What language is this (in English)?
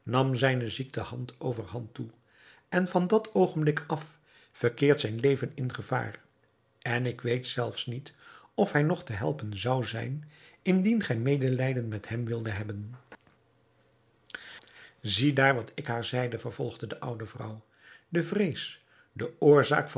Dutch